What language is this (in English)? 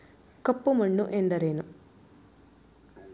Kannada